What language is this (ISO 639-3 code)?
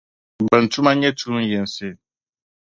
dag